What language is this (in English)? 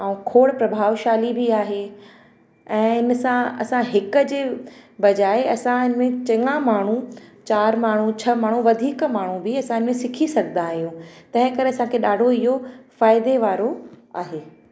Sindhi